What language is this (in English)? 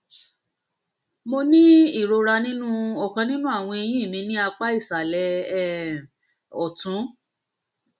Yoruba